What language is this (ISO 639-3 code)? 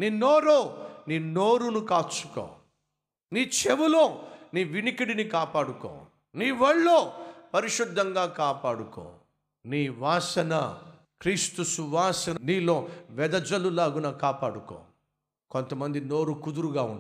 tel